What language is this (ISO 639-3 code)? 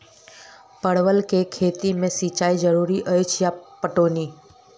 mai